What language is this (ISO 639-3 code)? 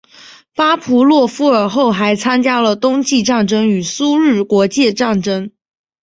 zho